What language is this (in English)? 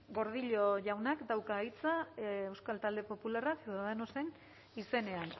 Basque